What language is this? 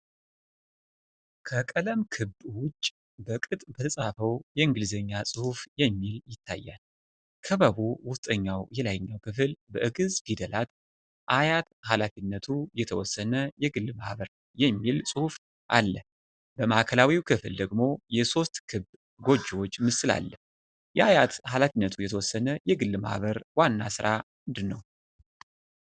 Amharic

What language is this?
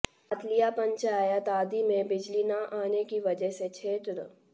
Hindi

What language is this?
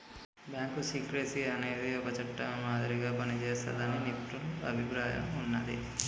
Telugu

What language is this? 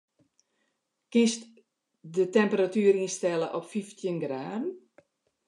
Western Frisian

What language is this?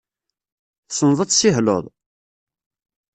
Kabyle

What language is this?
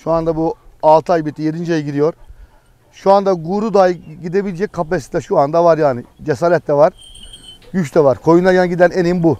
Turkish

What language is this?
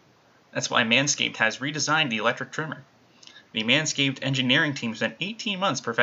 English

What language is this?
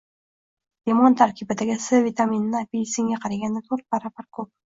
Uzbek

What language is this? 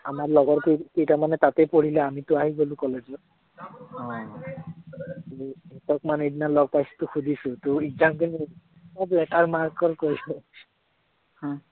Assamese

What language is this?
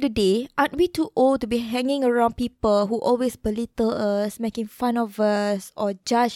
Malay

